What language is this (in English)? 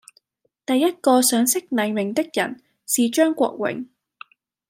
Cantonese